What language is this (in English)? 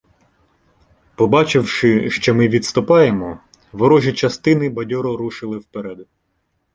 Ukrainian